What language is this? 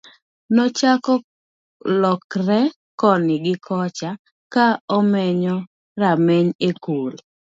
Luo (Kenya and Tanzania)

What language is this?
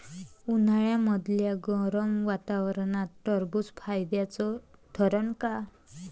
Marathi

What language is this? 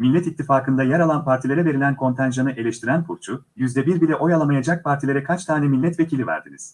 Turkish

